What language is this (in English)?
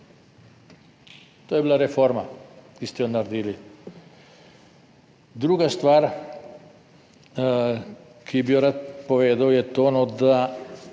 Slovenian